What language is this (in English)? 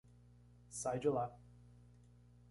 Portuguese